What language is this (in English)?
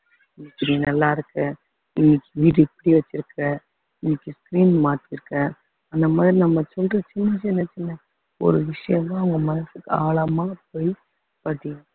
Tamil